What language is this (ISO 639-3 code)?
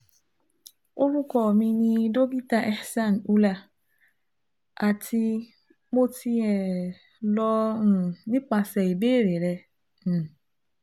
yor